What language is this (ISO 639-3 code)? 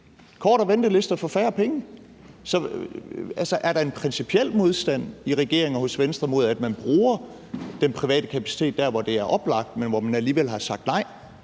dan